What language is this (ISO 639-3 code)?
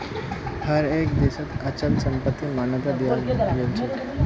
mag